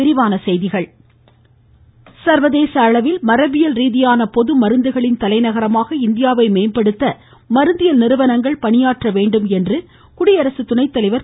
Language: Tamil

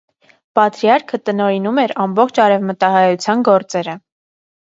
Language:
Armenian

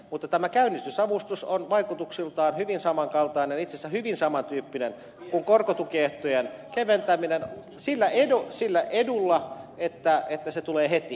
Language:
Finnish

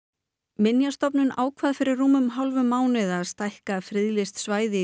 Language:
Icelandic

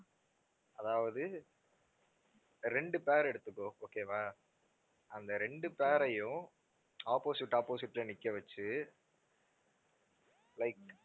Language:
Tamil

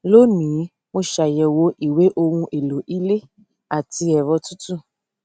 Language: Yoruba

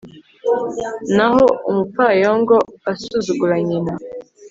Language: Kinyarwanda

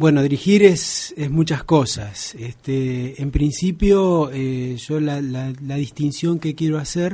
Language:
Spanish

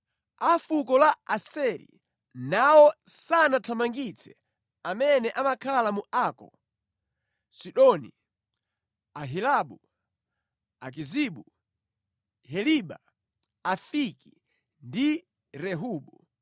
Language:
Nyanja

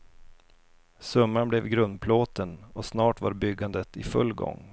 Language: Swedish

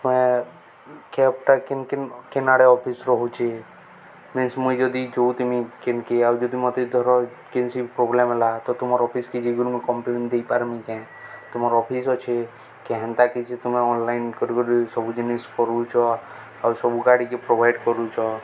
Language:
Odia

